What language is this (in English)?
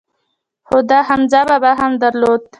Pashto